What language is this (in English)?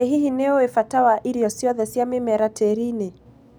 Kikuyu